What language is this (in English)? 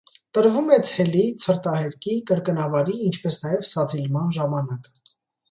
Armenian